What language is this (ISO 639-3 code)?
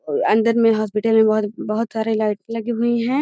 mag